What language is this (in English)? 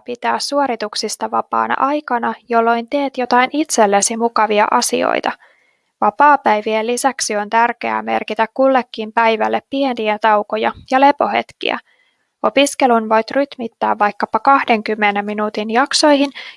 Finnish